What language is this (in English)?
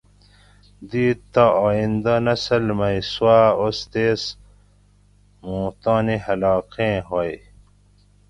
Gawri